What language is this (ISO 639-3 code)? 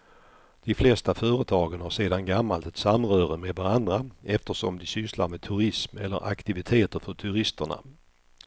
swe